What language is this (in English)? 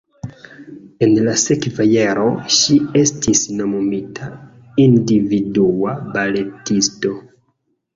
Esperanto